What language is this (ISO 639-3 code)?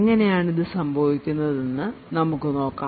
mal